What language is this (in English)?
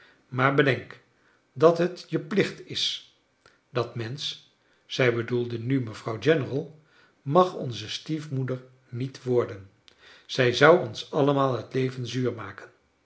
Dutch